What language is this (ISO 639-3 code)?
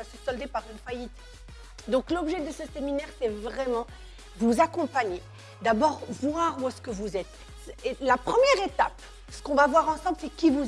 fra